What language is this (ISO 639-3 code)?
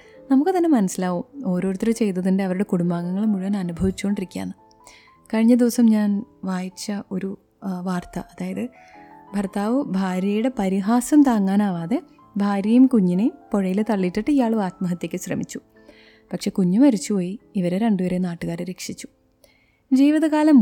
mal